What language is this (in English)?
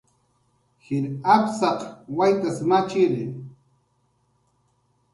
Jaqaru